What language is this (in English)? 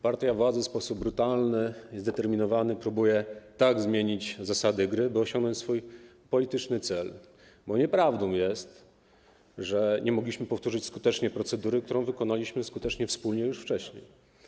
Polish